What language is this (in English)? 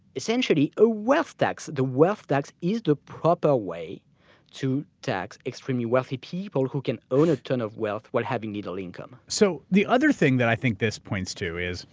English